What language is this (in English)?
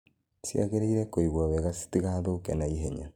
Kikuyu